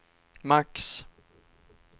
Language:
Swedish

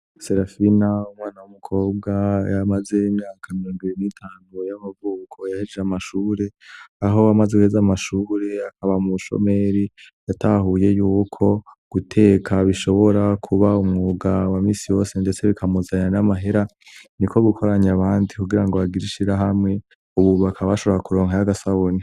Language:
Rundi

